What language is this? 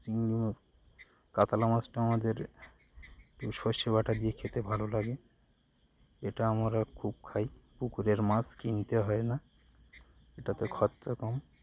Bangla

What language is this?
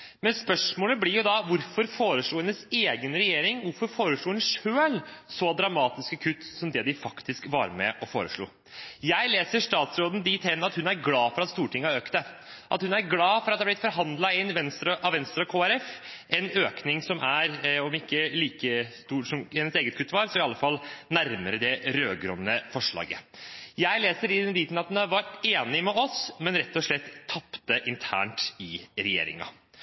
Norwegian Bokmål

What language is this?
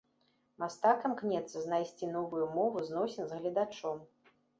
Belarusian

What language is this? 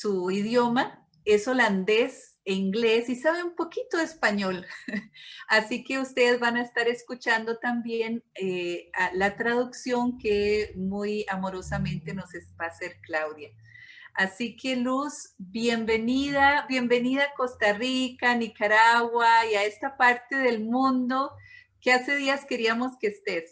Spanish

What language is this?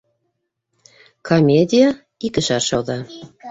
Bashkir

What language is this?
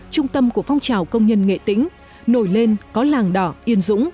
Vietnamese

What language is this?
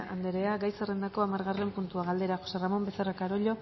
Basque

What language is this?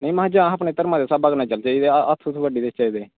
Dogri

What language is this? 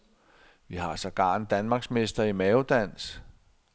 Danish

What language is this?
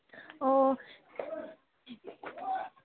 Manipuri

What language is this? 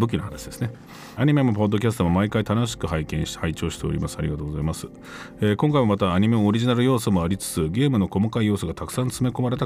Japanese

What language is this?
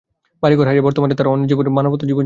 Bangla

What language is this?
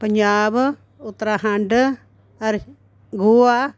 Dogri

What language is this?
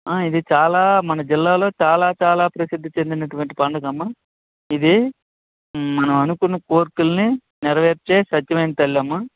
Telugu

